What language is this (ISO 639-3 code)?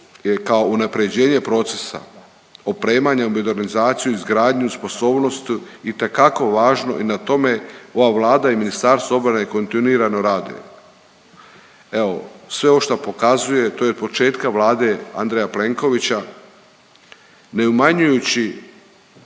hrv